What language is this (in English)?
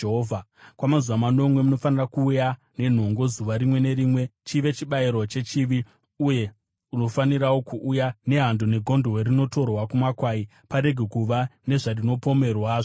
Shona